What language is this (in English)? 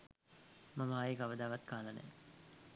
Sinhala